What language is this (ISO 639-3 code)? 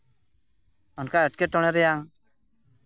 sat